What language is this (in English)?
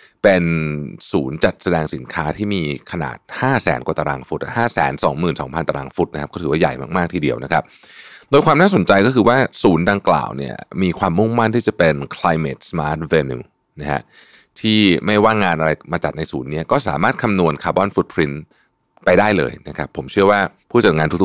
Thai